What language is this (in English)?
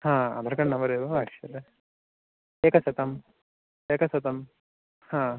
Sanskrit